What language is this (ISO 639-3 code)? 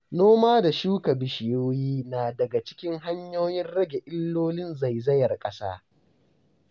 hau